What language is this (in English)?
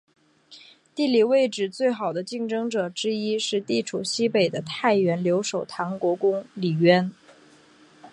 Chinese